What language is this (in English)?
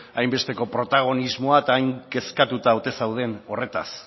Basque